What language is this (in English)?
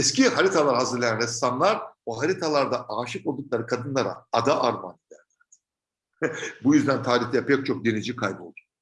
Turkish